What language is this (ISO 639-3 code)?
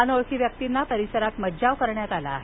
mar